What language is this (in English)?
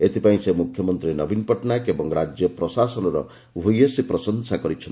Odia